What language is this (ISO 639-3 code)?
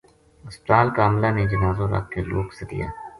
gju